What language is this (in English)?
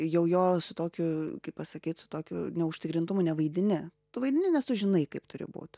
Lithuanian